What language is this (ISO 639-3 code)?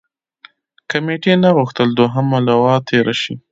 pus